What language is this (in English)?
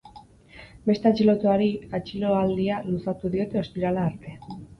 Basque